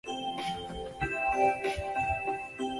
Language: Chinese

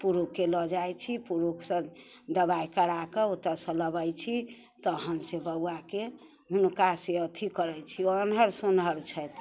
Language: Maithili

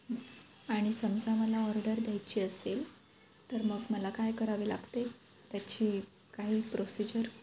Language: Marathi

